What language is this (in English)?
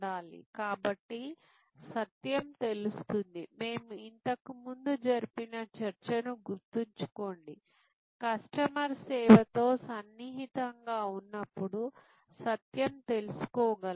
Telugu